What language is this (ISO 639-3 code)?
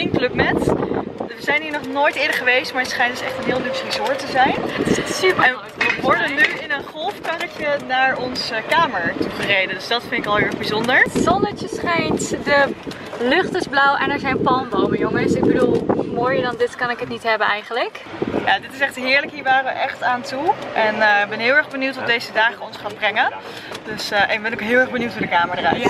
nld